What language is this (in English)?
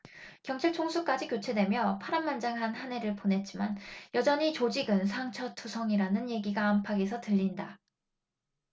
Korean